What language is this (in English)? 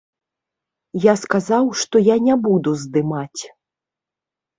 Belarusian